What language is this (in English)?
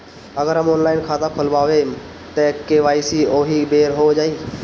Bhojpuri